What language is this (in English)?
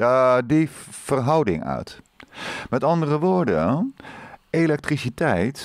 Dutch